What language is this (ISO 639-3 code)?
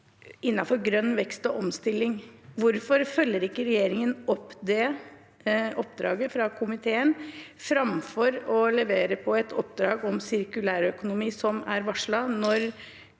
nor